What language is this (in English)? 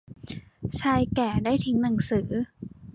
Thai